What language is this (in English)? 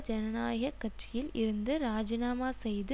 Tamil